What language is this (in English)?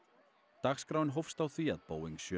Icelandic